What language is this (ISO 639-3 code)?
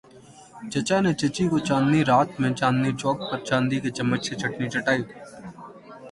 urd